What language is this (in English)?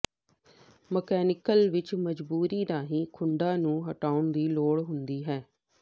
Punjabi